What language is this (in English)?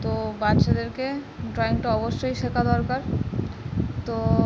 Bangla